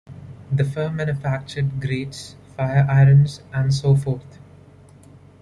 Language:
English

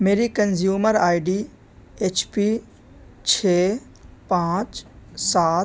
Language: Urdu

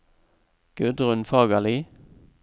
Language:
Norwegian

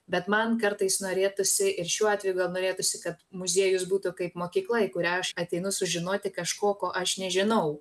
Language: Lithuanian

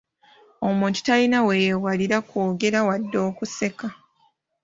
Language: Ganda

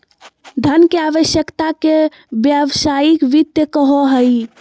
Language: Magahi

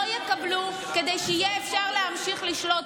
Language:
Hebrew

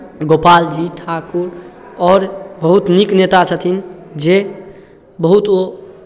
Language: Maithili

